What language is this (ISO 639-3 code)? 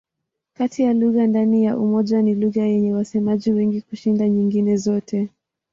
swa